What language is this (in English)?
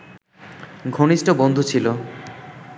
Bangla